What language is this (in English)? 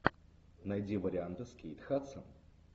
Russian